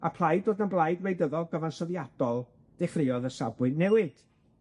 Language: Welsh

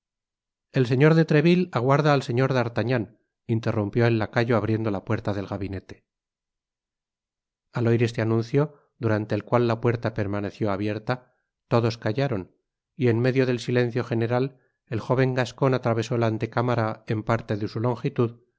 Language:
Spanish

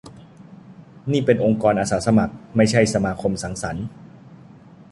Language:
Thai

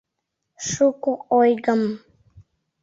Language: Mari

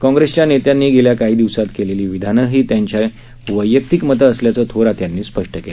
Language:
Marathi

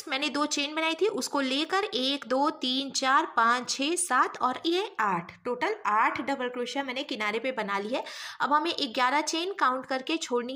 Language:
Hindi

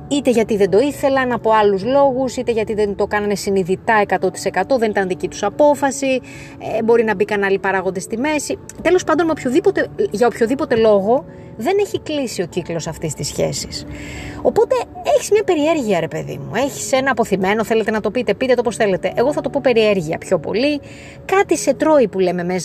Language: Greek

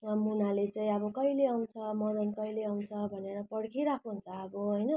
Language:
Nepali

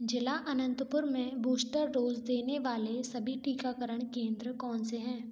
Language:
Hindi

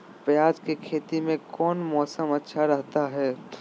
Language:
Magahi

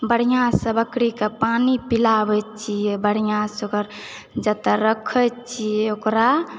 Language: Maithili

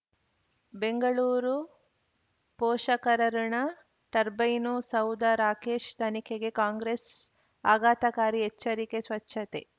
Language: Kannada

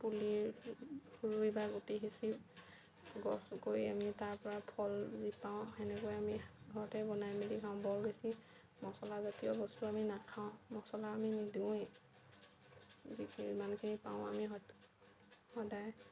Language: Assamese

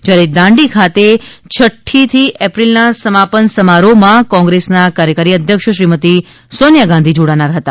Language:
Gujarati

